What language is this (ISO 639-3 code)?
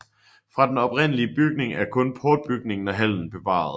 dan